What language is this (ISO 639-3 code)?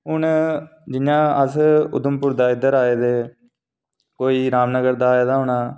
doi